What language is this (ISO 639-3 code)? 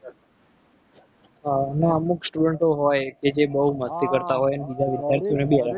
guj